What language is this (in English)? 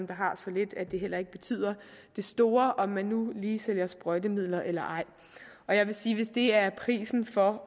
Danish